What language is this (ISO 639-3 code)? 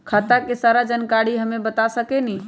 mag